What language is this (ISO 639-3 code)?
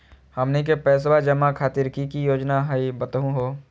mag